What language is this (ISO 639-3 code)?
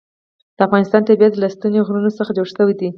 pus